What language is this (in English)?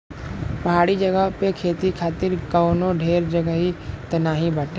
Bhojpuri